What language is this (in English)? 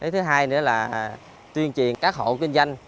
Vietnamese